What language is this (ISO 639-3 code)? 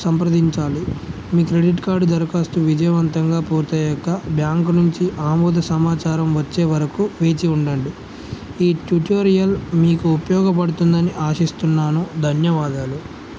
tel